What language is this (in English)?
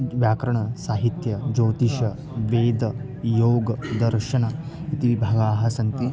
Sanskrit